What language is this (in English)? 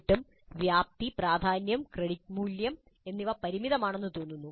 Malayalam